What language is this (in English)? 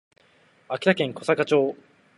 Japanese